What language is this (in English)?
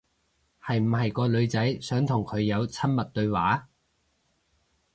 Cantonese